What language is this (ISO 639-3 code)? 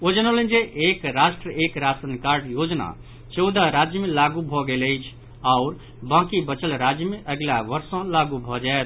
mai